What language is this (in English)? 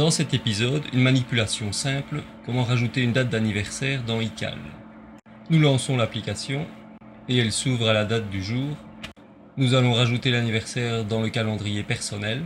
French